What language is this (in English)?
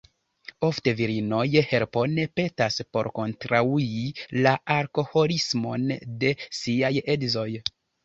Esperanto